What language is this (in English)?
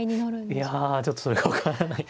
Japanese